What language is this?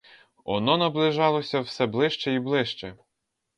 Ukrainian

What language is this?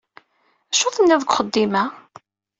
Kabyle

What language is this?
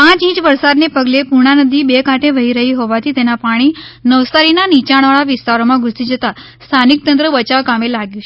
Gujarati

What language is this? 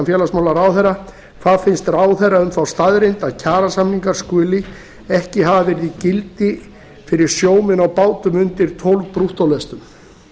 Icelandic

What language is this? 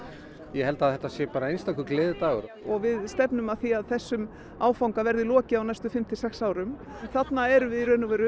Icelandic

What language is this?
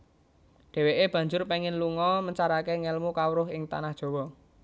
Javanese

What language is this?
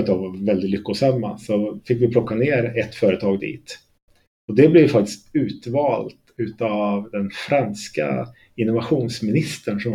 Swedish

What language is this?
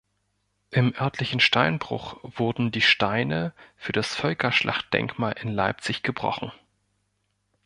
German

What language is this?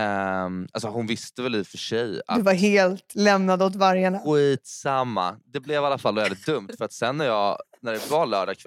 Swedish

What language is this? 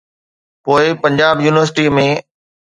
Sindhi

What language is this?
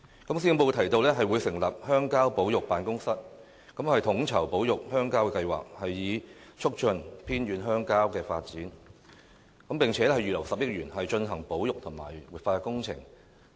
Cantonese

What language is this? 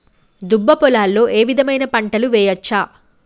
Telugu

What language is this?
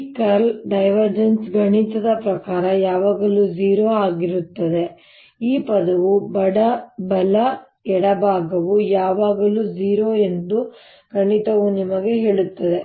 Kannada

